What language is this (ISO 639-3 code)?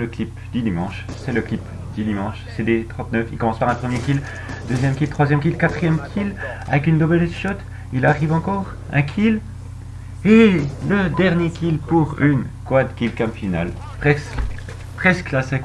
fra